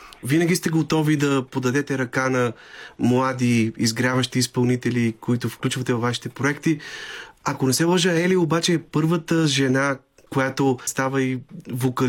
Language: Bulgarian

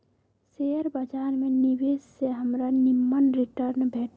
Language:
Magahi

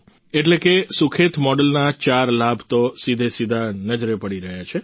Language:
Gujarati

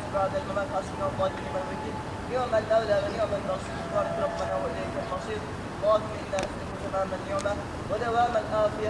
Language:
Turkish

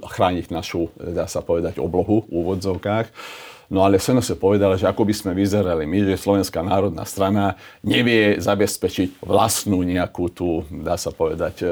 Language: Slovak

